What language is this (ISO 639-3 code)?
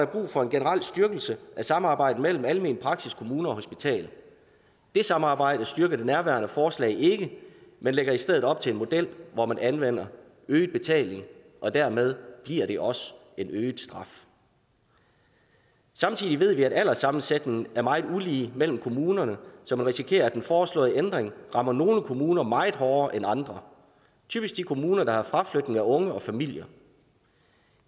dan